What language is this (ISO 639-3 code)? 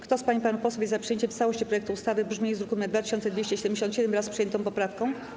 pol